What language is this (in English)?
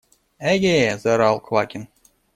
Russian